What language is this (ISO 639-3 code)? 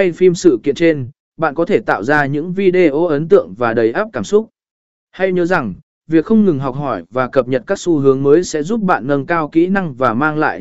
vie